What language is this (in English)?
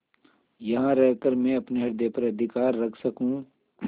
Hindi